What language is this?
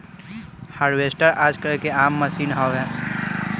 Bhojpuri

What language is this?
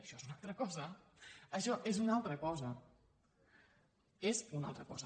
Catalan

